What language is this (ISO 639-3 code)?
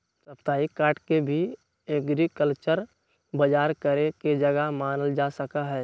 mag